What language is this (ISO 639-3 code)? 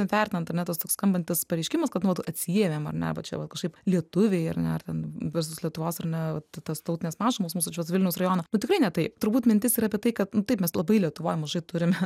lit